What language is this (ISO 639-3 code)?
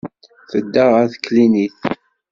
kab